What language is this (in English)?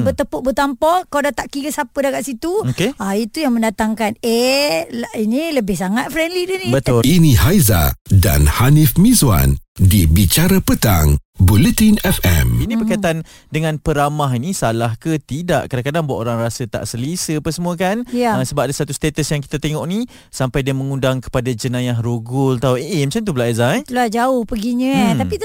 Malay